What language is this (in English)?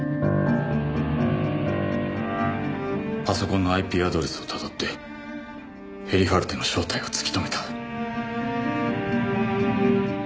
Japanese